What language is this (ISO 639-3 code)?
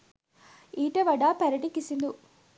sin